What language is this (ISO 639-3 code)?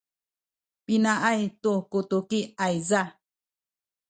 szy